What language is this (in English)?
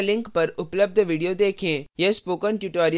Hindi